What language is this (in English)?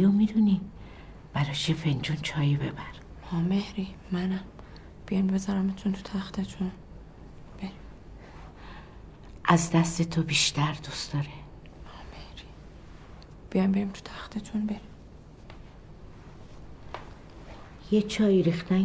Persian